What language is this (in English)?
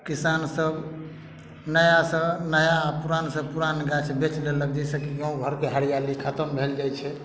Maithili